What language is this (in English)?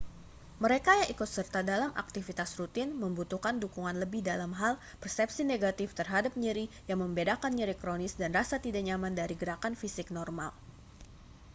Indonesian